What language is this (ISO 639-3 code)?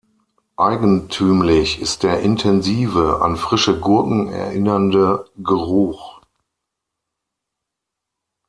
deu